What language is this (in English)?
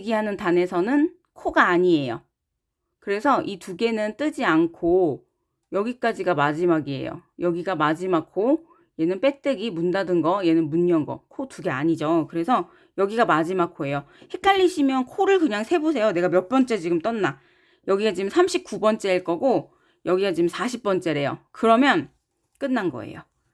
Korean